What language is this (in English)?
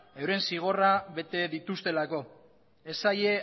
Basque